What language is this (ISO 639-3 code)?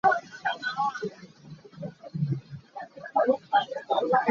cnh